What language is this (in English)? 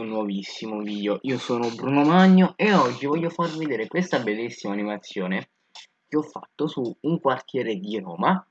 Italian